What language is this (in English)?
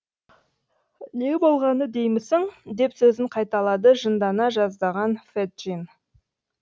Kazakh